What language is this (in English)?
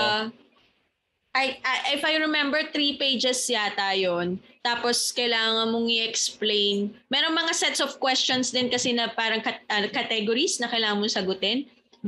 Filipino